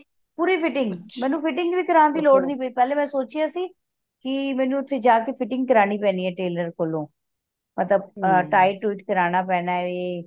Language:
Punjabi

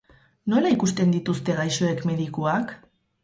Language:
Basque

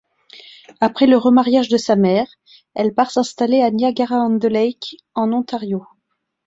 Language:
French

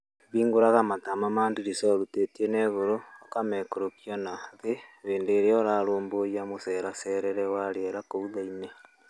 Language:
Kikuyu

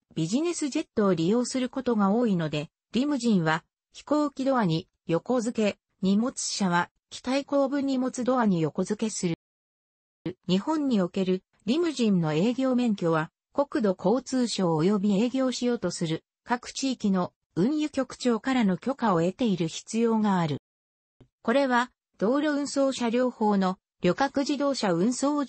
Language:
Japanese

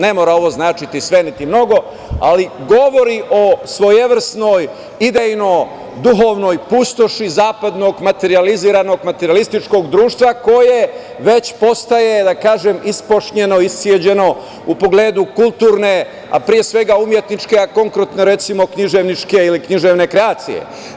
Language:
Serbian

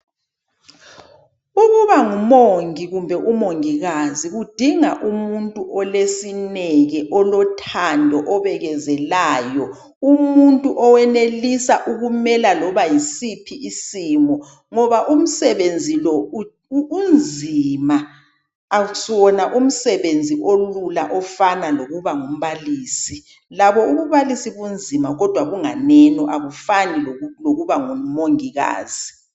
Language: North Ndebele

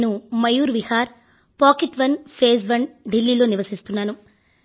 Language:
Telugu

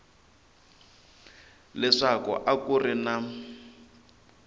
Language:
Tsonga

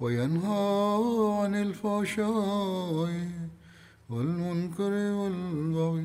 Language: Swahili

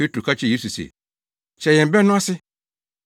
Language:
Akan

